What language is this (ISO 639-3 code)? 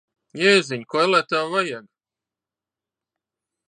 lav